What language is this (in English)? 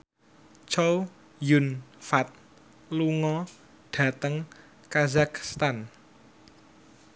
Javanese